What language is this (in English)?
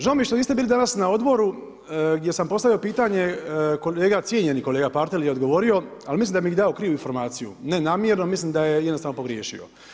Croatian